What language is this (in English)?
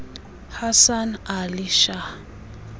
Xhosa